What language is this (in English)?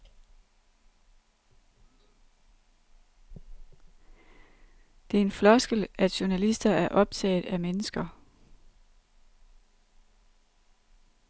Danish